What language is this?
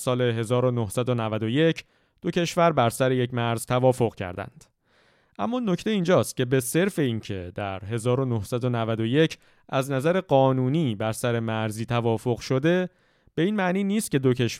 Persian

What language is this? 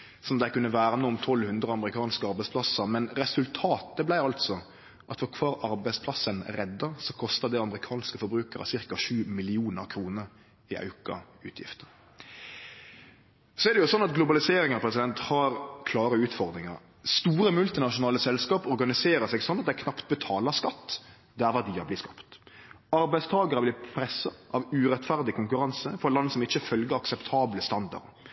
Norwegian Nynorsk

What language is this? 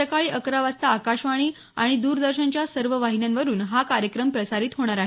Marathi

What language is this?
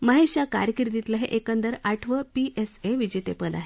Marathi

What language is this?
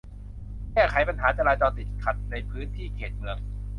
Thai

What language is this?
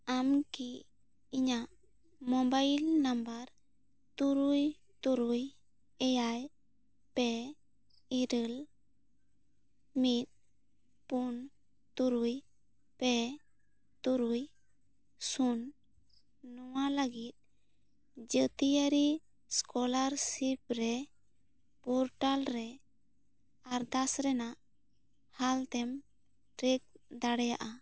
Santali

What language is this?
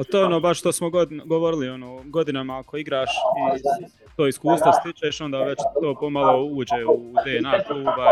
Croatian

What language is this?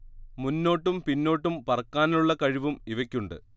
Malayalam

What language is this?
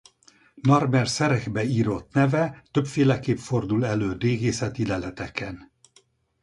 Hungarian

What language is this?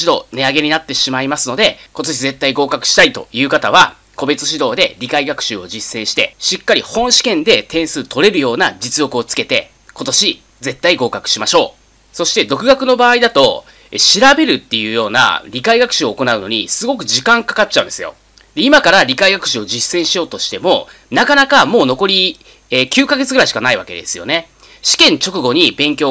Japanese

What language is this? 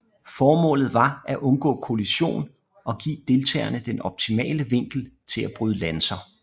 Danish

